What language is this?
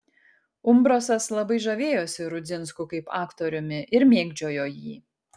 Lithuanian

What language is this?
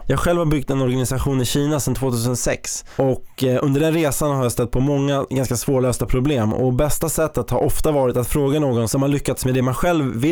Swedish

